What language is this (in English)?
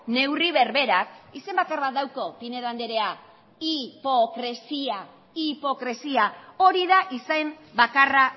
Basque